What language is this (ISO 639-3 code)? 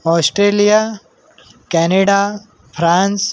mar